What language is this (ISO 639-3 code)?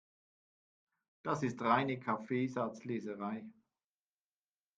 deu